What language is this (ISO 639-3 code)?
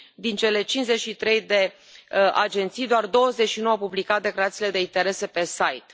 ron